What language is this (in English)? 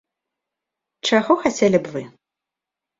Belarusian